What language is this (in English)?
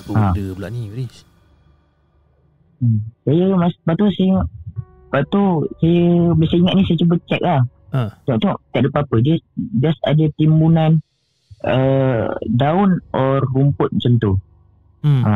Malay